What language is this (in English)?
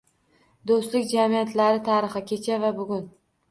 Uzbek